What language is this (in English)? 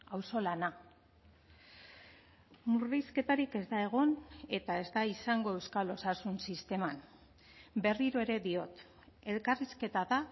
Basque